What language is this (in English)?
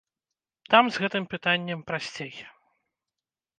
Belarusian